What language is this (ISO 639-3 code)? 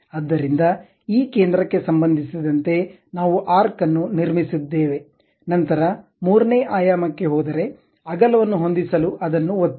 kan